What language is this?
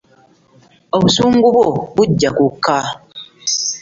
Ganda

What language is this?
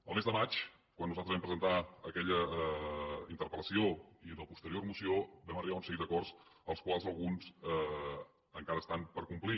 Catalan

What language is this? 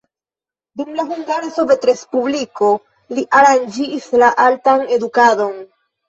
Esperanto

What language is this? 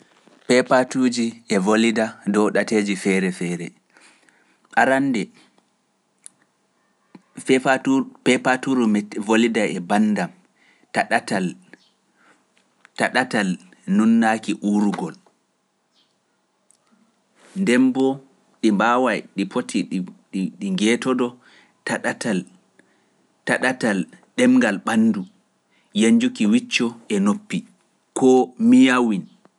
Pular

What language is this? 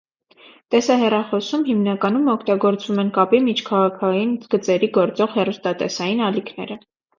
Armenian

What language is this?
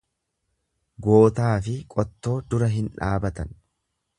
Oromo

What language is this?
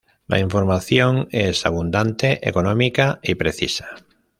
Spanish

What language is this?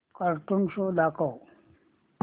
Marathi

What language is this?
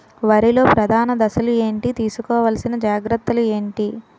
Telugu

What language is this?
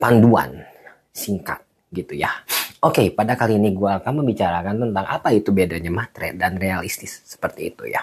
Indonesian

